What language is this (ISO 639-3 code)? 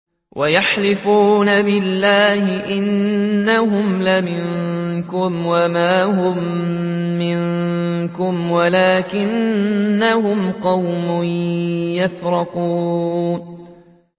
ara